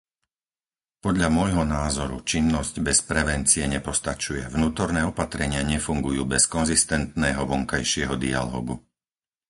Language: Slovak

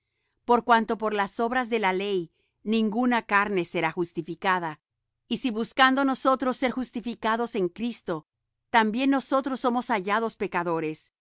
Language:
Spanish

